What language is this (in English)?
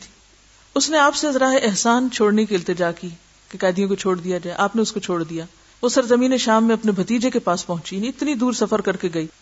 Urdu